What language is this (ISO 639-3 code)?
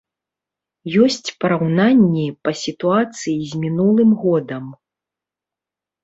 bel